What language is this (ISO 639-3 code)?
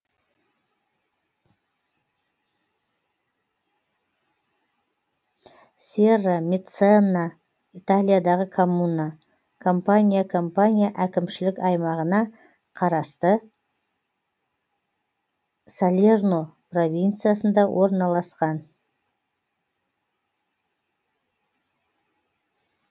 kaz